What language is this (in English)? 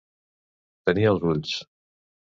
Catalan